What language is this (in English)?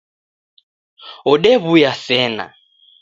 Taita